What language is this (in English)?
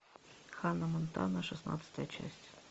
Russian